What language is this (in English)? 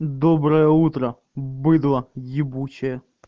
Russian